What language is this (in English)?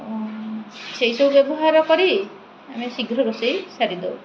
Odia